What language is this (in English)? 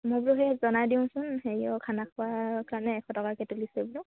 Assamese